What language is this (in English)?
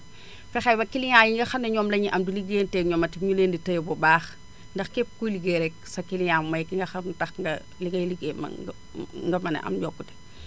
Wolof